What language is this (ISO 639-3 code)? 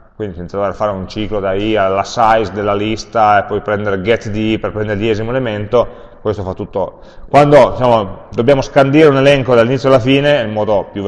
ita